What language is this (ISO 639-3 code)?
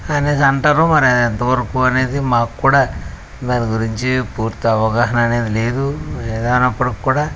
tel